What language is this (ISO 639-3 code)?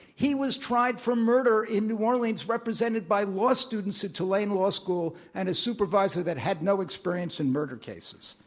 eng